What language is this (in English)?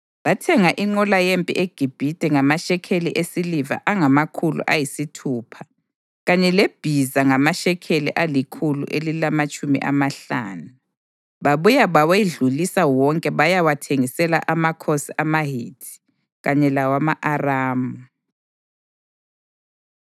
North Ndebele